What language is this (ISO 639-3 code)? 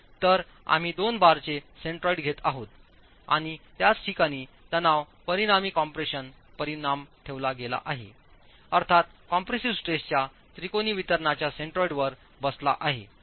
mar